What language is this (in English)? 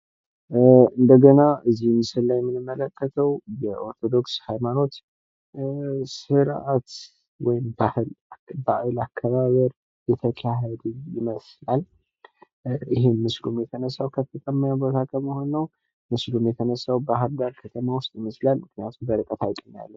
Amharic